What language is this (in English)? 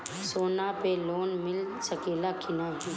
Bhojpuri